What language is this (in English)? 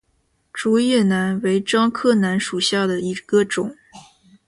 Chinese